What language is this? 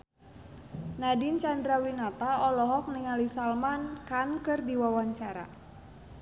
Sundanese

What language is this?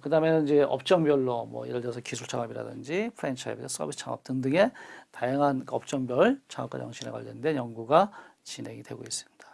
Korean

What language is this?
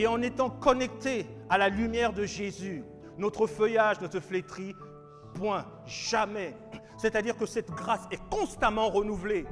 French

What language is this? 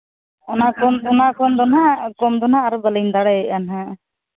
Santali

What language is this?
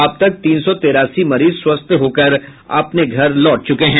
Hindi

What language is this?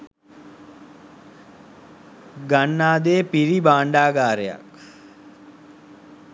Sinhala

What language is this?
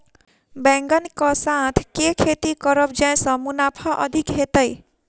Maithili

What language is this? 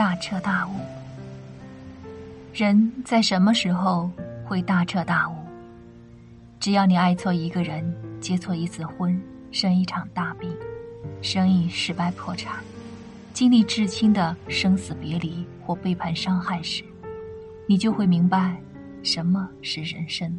Chinese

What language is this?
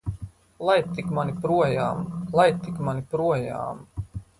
Latvian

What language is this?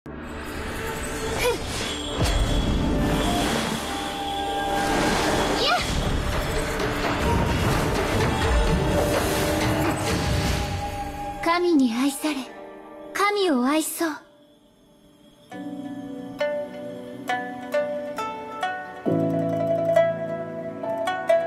Polish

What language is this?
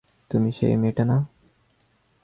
Bangla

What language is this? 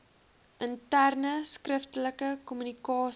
Afrikaans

